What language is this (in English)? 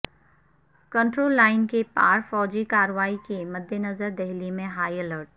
Urdu